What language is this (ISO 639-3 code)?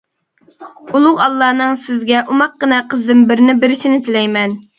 uig